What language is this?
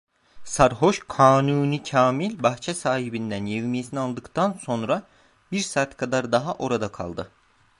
Turkish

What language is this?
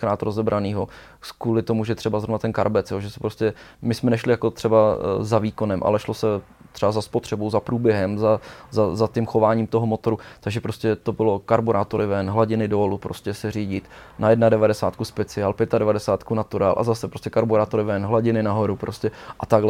Czech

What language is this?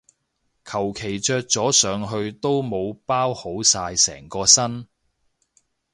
Cantonese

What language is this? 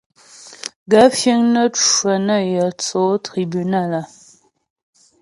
Ghomala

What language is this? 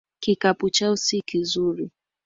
Swahili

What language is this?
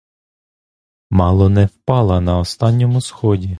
Ukrainian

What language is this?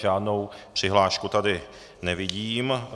Czech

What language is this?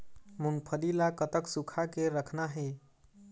Chhattisgarhi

